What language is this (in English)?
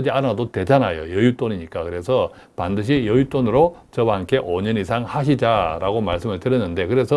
Korean